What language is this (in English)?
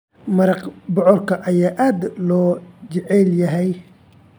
Somali